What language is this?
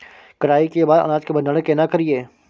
Maithili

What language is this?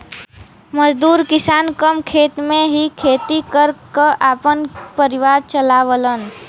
Bhojpuri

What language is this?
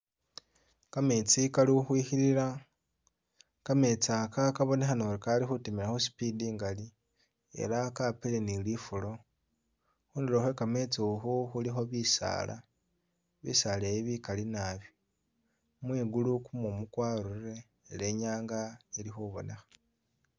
Masaaba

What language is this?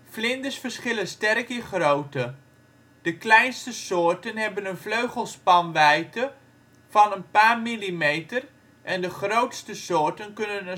Dutch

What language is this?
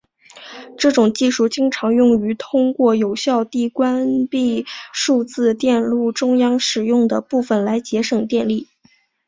Chinese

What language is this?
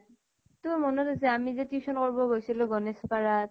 Assamese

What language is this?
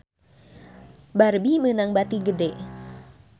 Sundanese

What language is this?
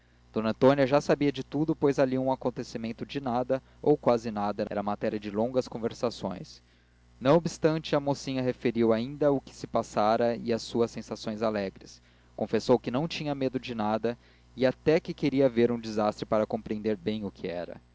Portuguese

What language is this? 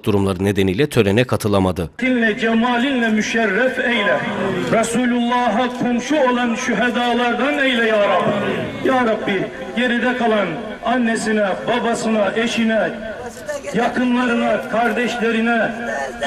Turkish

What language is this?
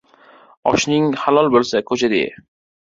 Uzbek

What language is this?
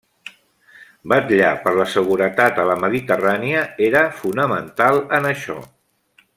Catalan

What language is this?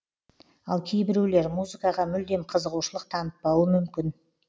Kazakh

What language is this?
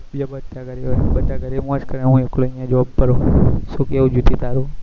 Gujarati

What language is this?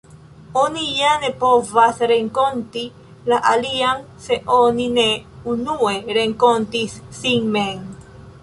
Esperanto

